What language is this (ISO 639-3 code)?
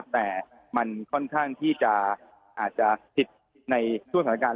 tha